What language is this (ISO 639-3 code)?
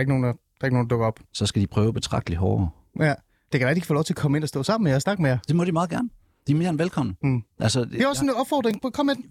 dan